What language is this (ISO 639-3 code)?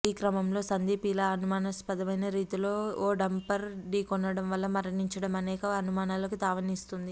tel